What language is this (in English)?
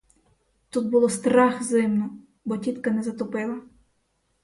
Ukrainian